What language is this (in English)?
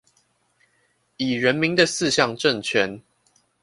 Chinese